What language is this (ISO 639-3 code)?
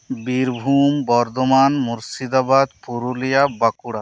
sat